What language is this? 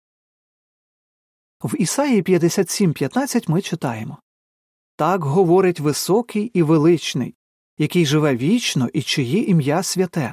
Ukrainian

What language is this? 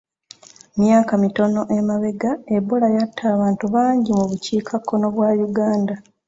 Ganda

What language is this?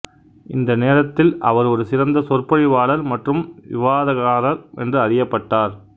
Tamil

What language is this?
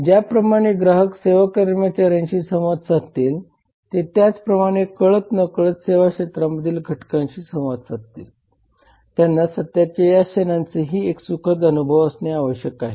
Marathi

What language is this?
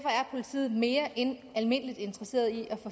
Danish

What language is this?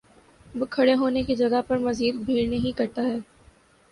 Urdu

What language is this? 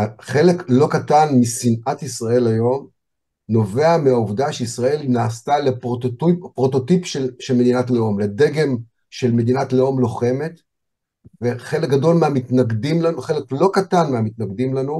Hebrew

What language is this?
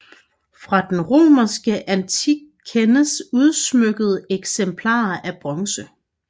Danish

